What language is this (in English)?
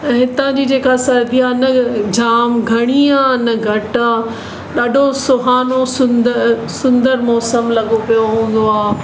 Sindhi